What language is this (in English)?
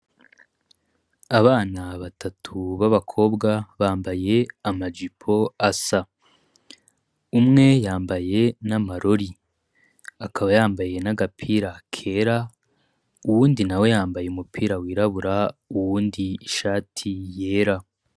Rundi